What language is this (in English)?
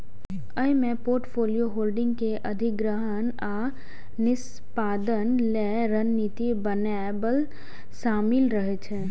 Maithili